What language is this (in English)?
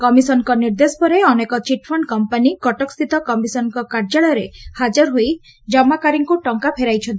Odia